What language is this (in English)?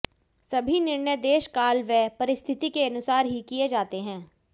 Hindi